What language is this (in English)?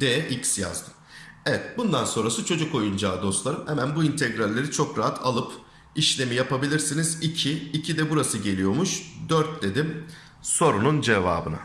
Turkish